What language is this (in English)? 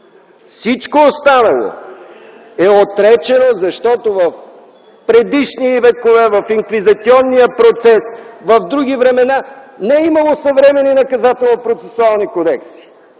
Bulgarian